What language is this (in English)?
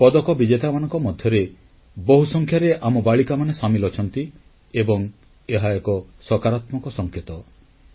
Odia